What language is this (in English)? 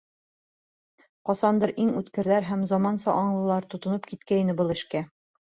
Bashkir